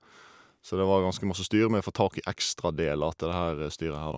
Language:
Norwegian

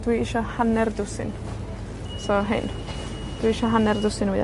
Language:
Welsh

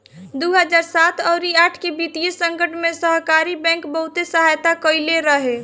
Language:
Bhojpuri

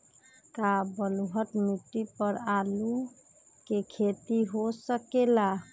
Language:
Magahi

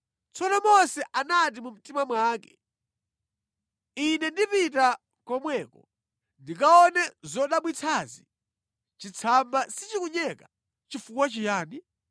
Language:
Nyanja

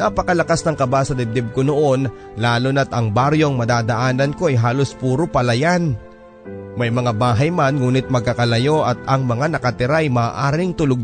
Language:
Filipino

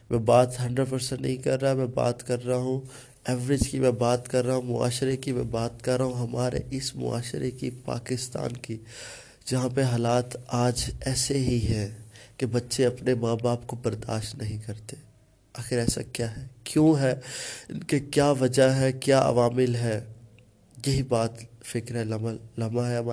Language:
Urdu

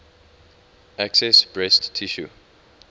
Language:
English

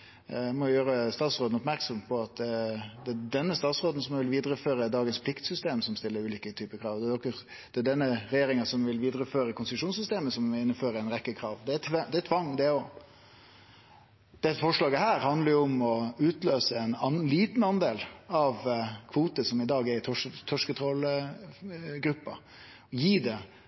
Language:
Norwegian Nynorsk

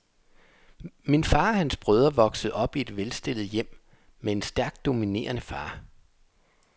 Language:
Danish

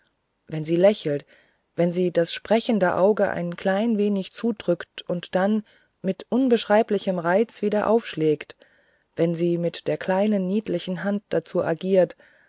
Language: German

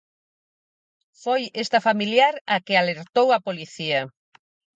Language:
Galician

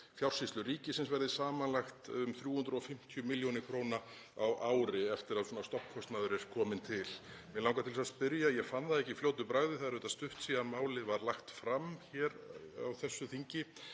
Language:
Icelandic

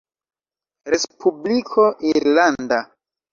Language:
Esperanto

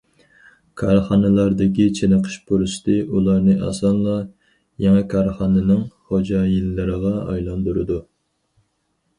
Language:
Uyghur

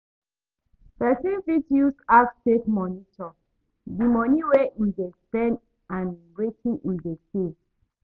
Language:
Nigerian Pidgin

